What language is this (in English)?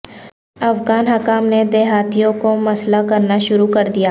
Urdu